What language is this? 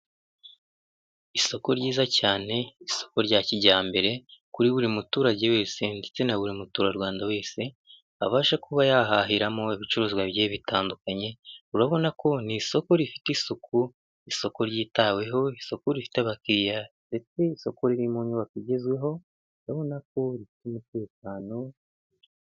Kinyarwanda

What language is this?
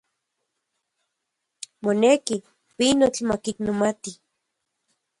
Central Puebla Nahuatl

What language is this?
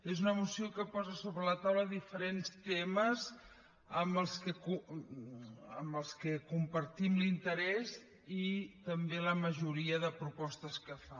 Catalan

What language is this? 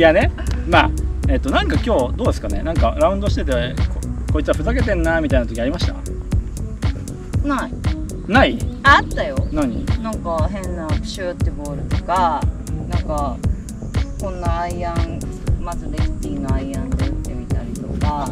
Japanese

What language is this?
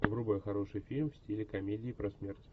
Russian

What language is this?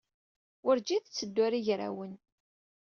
Kabyle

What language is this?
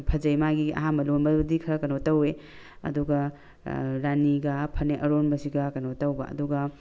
Manipuri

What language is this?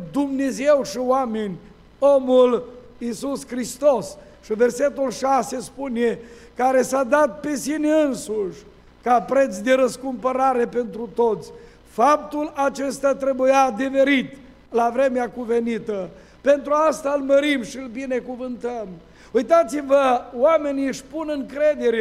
Romanian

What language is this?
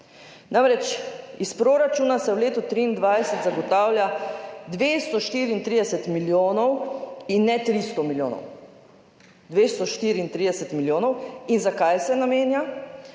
Slovenian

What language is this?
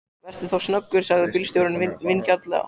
Icelandic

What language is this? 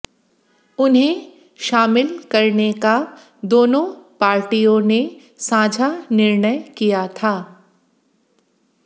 Hindi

